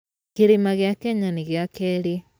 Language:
Kikuyu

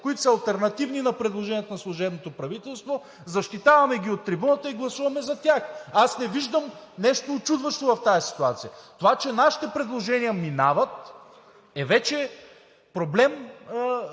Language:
Bulgarian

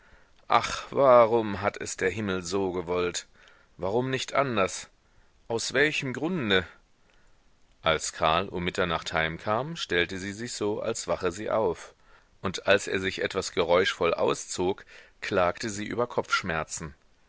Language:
German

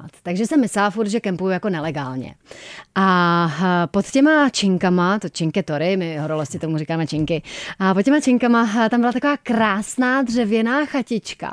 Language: Czech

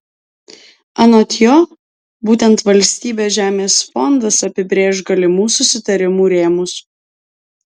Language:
Lithuanian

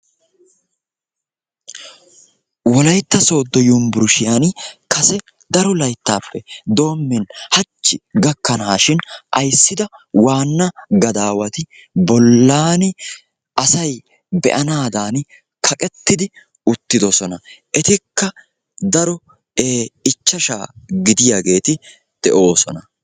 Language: Wolaytta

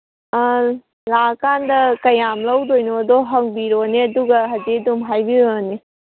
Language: Manipuri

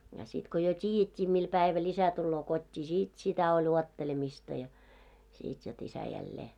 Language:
Finnish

